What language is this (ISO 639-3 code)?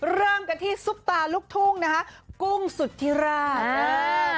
tha